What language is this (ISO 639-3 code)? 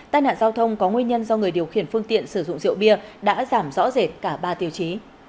vie